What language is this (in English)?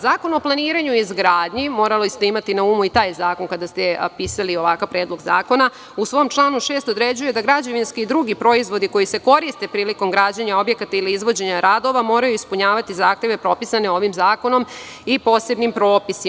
Serbian